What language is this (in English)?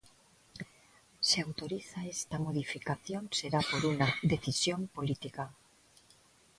Galician